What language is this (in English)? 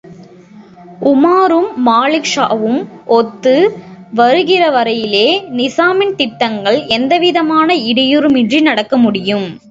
Tamil